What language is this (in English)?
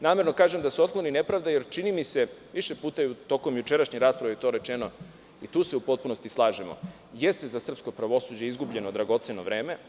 Serbian